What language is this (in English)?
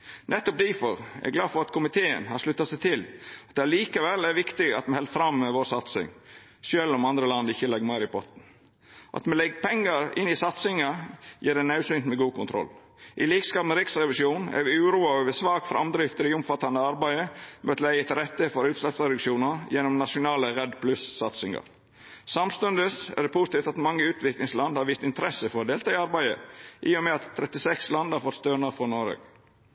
Norwegian Nynorsk